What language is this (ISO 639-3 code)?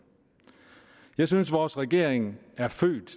dan